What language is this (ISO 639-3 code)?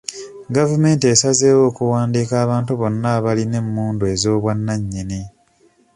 lug